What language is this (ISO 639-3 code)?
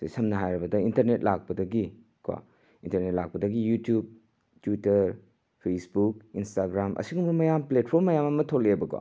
mni